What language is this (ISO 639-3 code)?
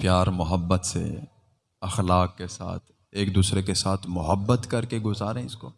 urd